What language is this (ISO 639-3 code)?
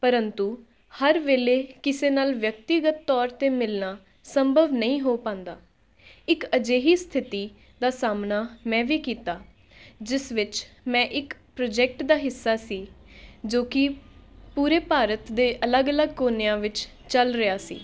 pan